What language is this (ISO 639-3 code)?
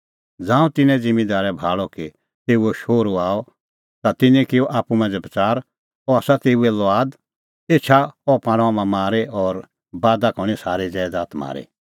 kfx